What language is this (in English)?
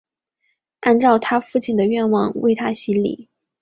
Chinese